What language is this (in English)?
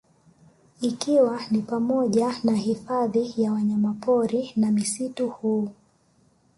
Swahili